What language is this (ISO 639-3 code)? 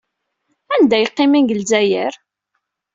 kab